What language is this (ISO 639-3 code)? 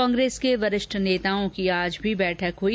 hin